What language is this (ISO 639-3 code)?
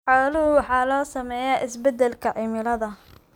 som